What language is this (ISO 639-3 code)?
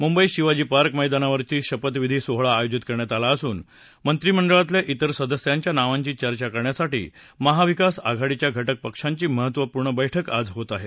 mar